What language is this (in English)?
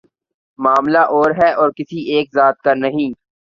Urdu